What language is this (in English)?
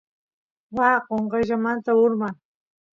Santiago del Estero Quichua